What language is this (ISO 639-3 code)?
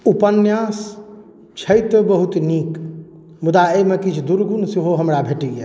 mai